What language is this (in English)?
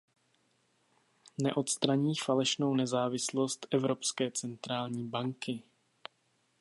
Czech